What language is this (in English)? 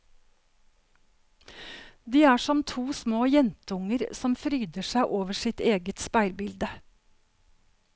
Norwegian